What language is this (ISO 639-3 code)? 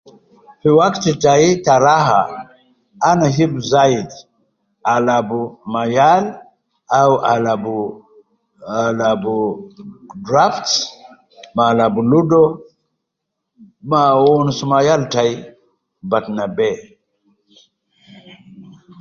kcn